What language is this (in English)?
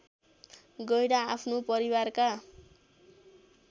Nepali